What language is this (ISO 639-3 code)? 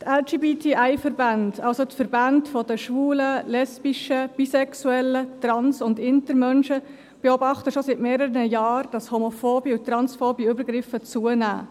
gsw